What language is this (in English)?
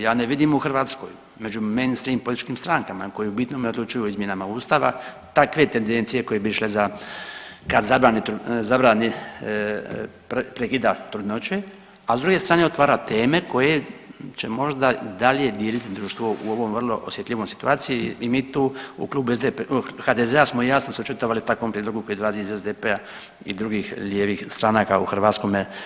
Croatian